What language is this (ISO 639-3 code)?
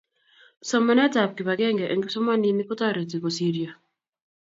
kln